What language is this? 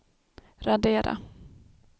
Swedish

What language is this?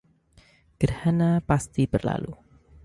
Indonesian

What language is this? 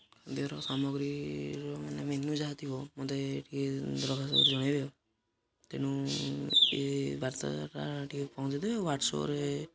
Odia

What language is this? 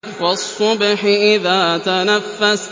Arabic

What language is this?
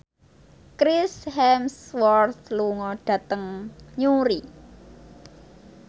Javanese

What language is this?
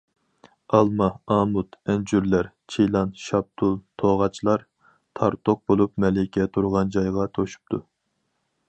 Uyghur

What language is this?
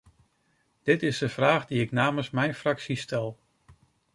Dutch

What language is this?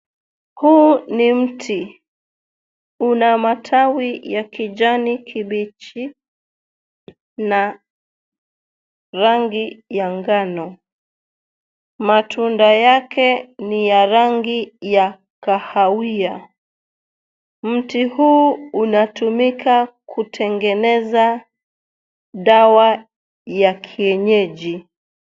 Swahili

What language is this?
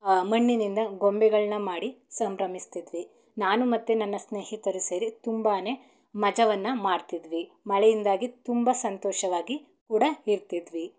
Kannada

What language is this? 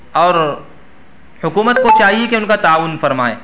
Urdu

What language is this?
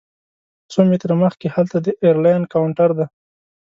Pashto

